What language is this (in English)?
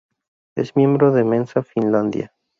Spanish